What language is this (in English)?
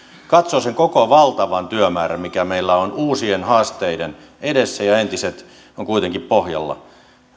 Finnish